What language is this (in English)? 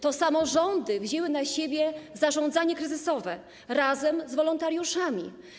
Polish